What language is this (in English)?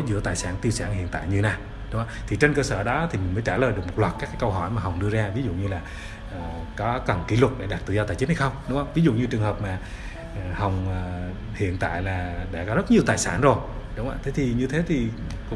Vietnamese